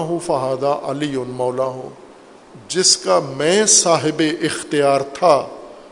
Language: Urdu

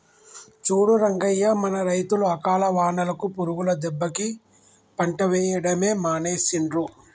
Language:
Telugu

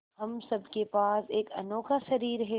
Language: Hindi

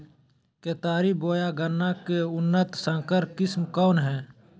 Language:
Magahi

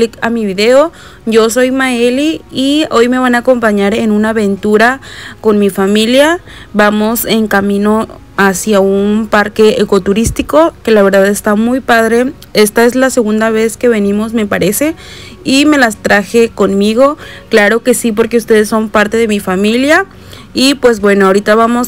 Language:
Spanish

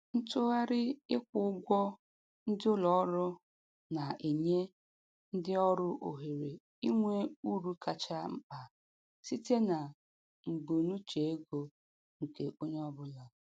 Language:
Igbo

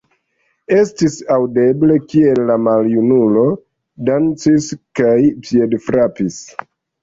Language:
Esperanto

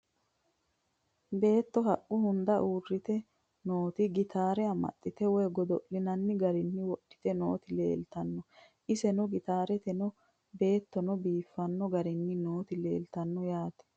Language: Sidamo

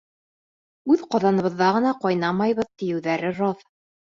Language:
Bashkir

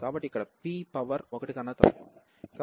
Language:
Telugu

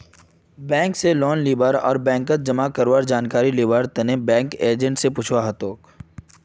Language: Magahi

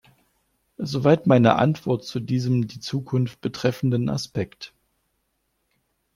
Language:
German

